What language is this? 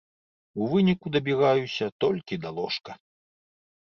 Belarusian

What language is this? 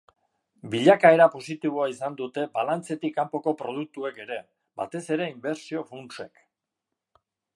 Basque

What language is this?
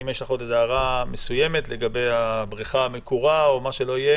Hebrew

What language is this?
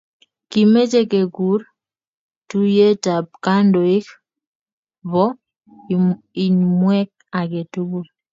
Kalenjin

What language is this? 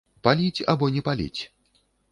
Belarusian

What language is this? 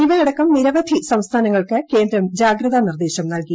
Malayalam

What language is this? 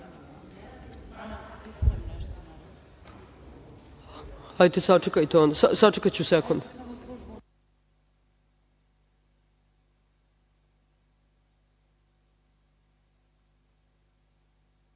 Serbian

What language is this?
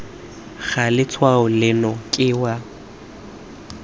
Tswana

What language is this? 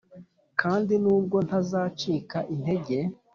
Kinyarwanda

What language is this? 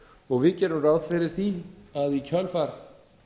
Icelandic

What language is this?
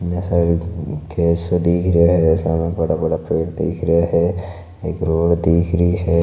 Marwari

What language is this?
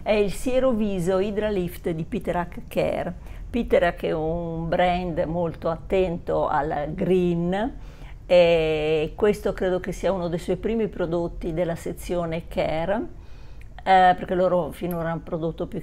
Italian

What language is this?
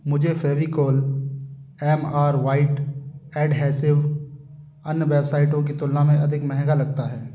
Hindi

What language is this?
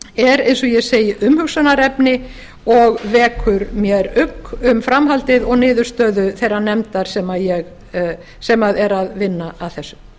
Icelandic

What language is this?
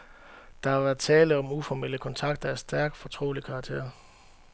Danish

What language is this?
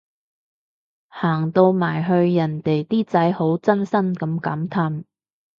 Cantonese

